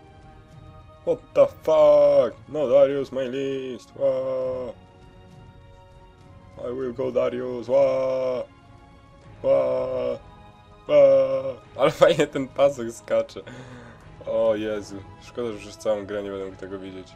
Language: Polish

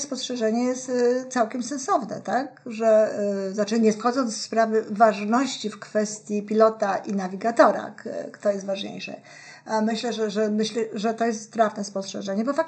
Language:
Polish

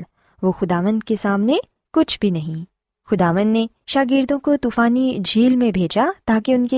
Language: Urdu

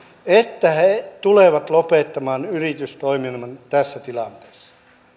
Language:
Finnish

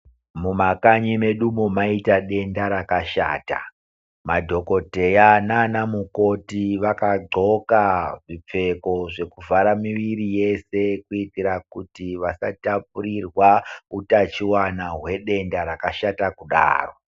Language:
Ndau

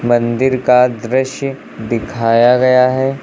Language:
Hindi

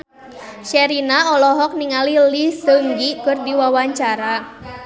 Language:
Sundanese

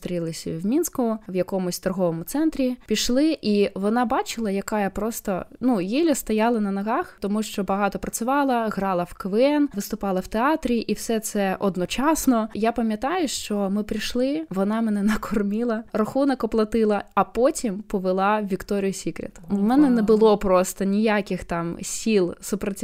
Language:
Ukrainian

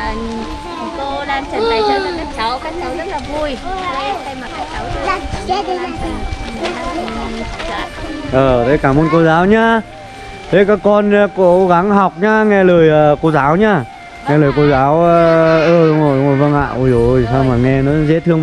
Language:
Vietnamese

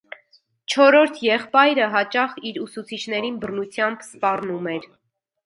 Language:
Armenian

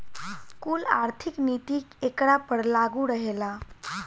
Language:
Bhojpuri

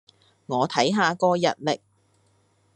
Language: Cantonese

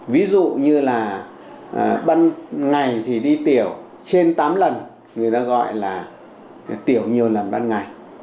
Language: Vietnamese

